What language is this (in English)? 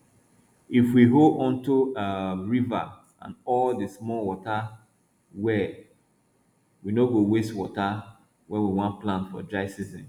Nigerian Pidgin